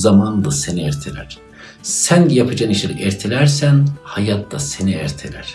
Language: Turkish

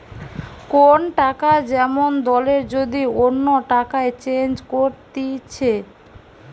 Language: Bangla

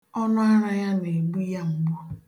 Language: Igbo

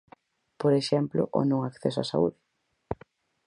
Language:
Galician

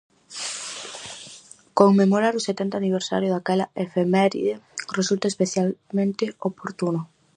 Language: Galician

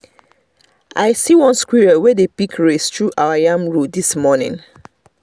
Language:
Nigerian Pidgin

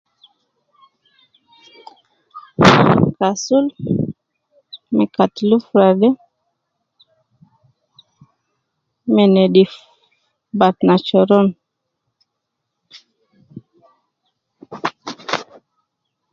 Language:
Nubi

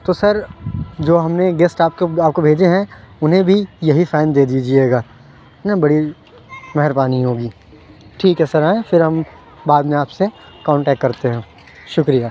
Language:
Urdu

